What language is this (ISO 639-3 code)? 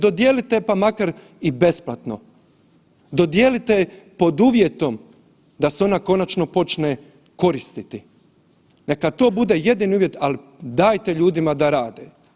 hrv